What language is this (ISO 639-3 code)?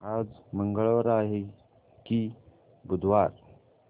mar